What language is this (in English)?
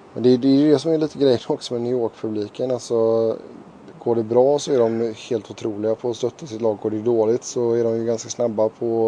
Swedish